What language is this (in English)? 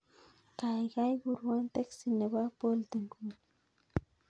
Kalenjin